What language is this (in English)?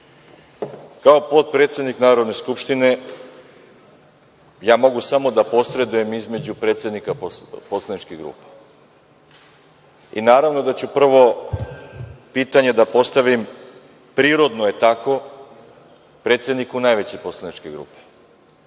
Serbian